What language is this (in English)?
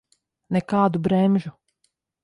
Latvian